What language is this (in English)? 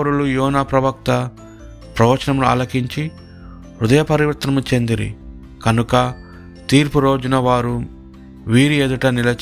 Telugu